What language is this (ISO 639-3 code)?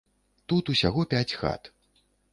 bel